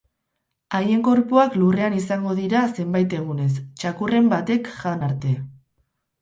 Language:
Basque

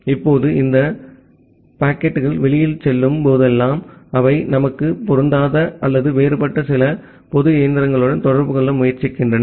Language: Tamil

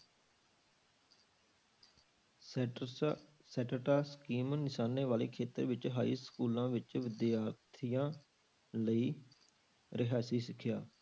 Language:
Punjabi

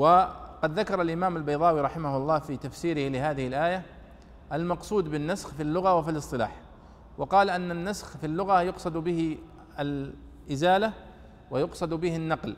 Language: Arabic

